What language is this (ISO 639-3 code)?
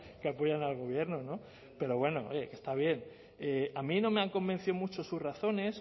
spa